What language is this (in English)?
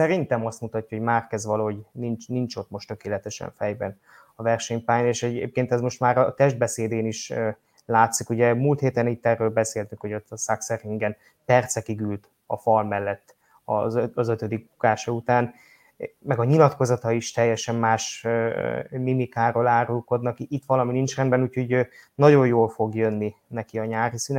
Hungarian